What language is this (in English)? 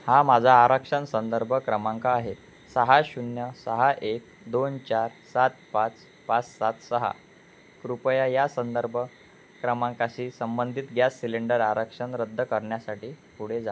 Marathi